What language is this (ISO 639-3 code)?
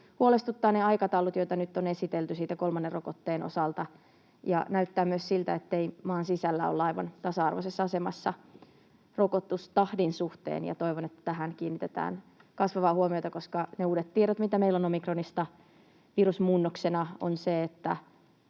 fin